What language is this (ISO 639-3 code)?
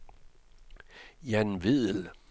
dan